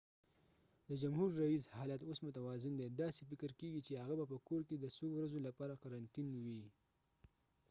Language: Pashto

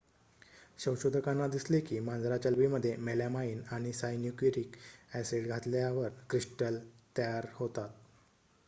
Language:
Marathi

